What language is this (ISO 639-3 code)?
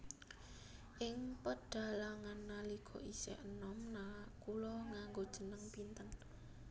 jav